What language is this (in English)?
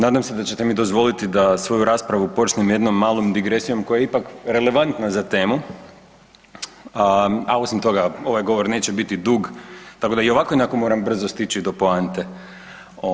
Croatian